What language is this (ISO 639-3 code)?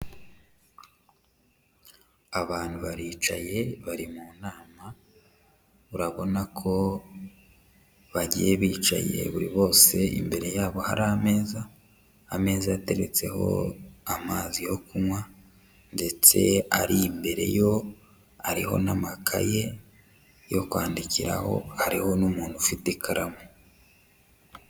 kin